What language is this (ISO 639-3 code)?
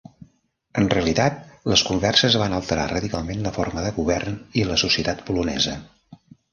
cat